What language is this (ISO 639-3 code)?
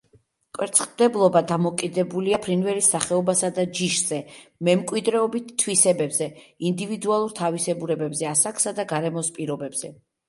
kat